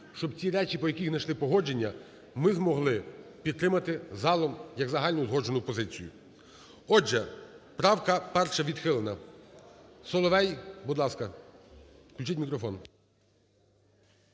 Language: Ukrainian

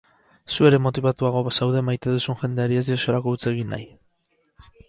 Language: Basque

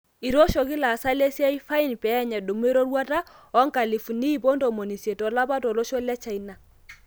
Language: Masai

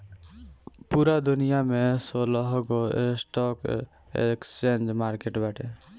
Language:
Bhojpuri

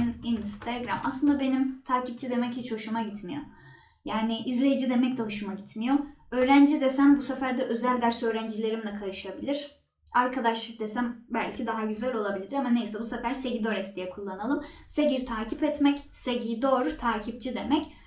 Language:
Turkish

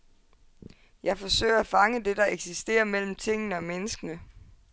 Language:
Danish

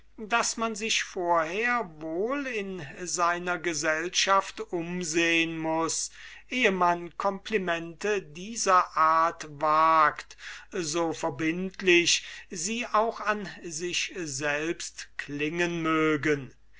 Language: German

